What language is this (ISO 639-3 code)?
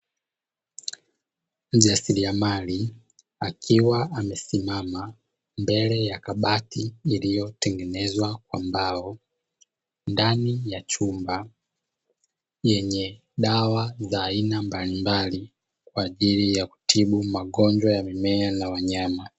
swa